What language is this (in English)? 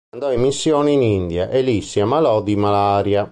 Italian